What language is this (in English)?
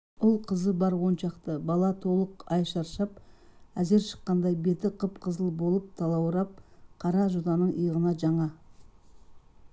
Kazakh